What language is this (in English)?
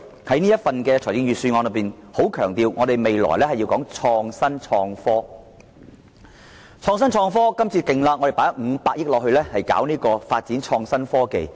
Cantonese